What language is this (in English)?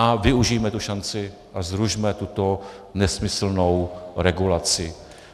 Czech